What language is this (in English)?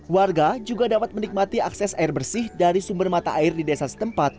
Indonesian